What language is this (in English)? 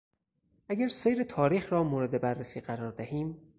Persian